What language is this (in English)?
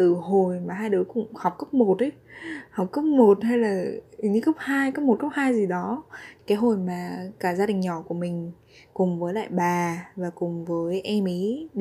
Vietnamese